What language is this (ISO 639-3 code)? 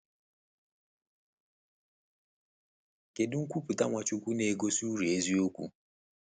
ibo